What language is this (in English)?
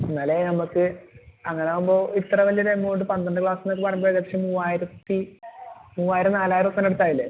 Malayalam